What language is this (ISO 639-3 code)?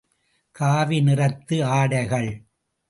tam